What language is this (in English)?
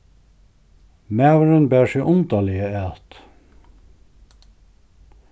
Faroese